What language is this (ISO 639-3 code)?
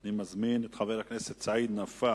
heb